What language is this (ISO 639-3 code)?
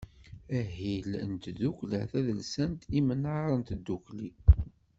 kab